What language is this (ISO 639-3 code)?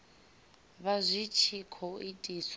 ven